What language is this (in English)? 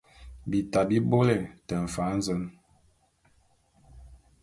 Bulu